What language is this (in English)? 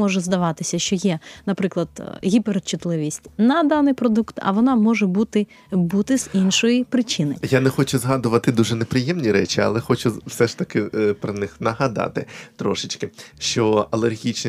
Ukrainian